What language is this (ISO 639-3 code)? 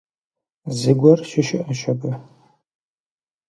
kbd